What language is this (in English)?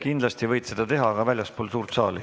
Estonian